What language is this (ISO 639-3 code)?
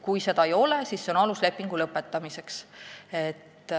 est